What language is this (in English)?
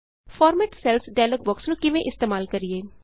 Punjabi